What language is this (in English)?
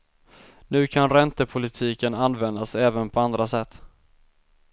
Swedish